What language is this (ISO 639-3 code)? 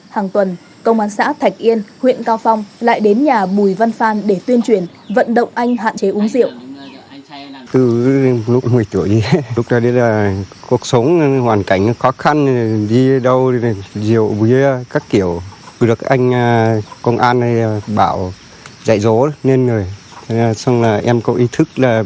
vie